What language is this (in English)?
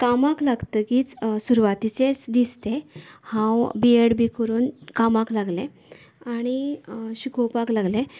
Konkani